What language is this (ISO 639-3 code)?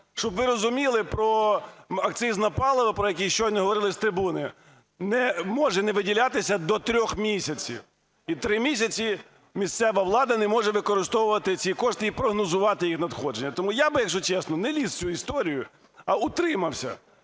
ukr